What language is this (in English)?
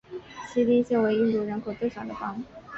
Chinese